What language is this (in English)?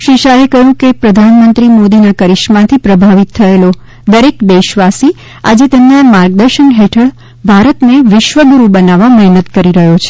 Gujarati